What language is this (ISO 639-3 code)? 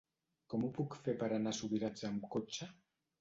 cat